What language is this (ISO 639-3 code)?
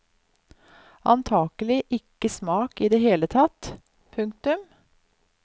nor